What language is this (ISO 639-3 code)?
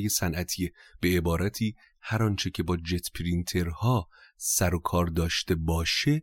fas